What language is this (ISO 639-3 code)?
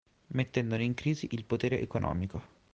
ita